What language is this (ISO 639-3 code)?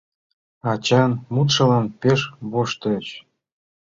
chm